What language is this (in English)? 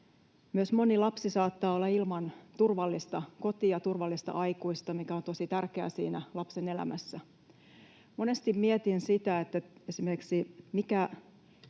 Finnish